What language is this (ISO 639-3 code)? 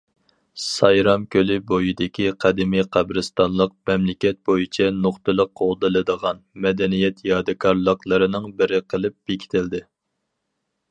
uig